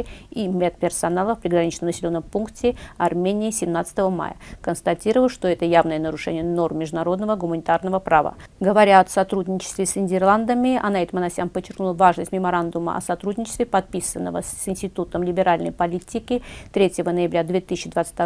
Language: Russian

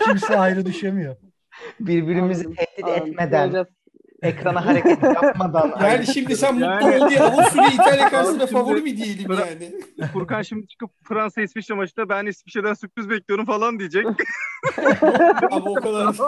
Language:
Turkish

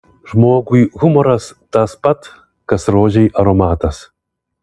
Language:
Lithuanian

